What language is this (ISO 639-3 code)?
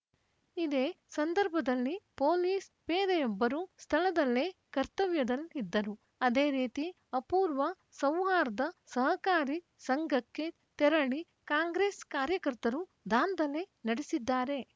kan